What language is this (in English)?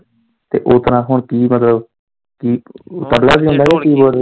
Punjabi